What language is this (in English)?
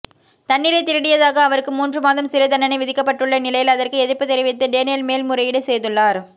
Tamil